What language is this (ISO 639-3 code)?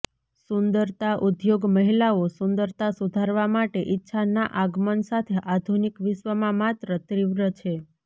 guj